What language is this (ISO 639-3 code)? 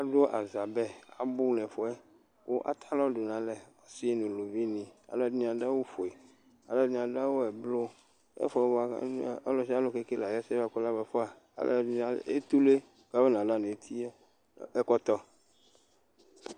kpo